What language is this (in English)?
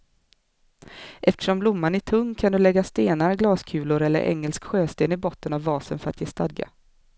Swedish